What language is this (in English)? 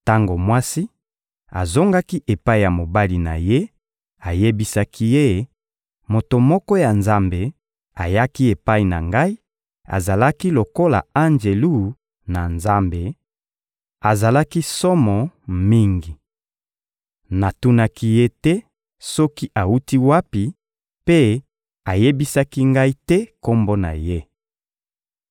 Lingala